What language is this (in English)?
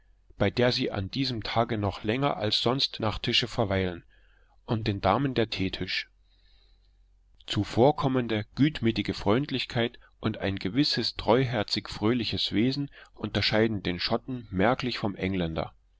German